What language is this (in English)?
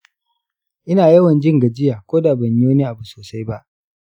Hausa